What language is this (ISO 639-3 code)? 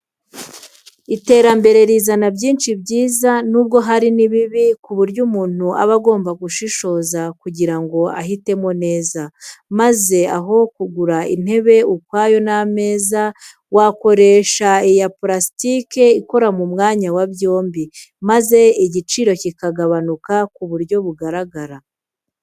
kin